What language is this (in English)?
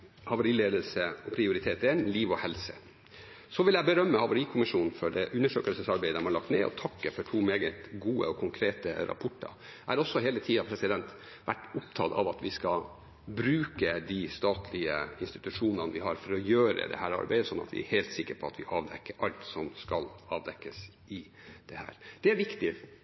Norwegian Bokmål